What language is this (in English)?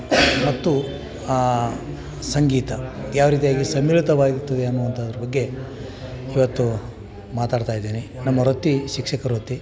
Kannada